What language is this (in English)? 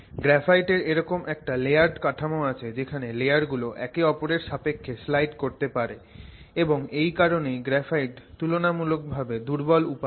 Bangla